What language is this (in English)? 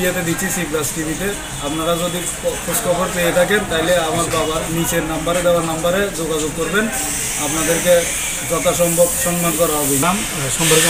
Arabic